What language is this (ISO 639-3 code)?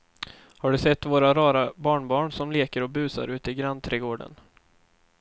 swe